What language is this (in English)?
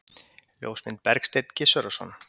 Icelandic